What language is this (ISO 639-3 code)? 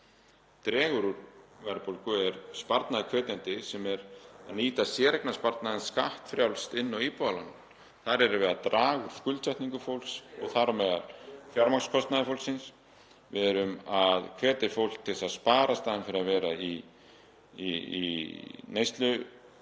isl